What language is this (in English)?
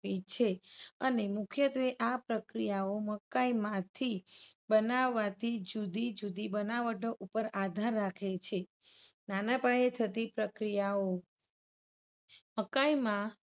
Gujarati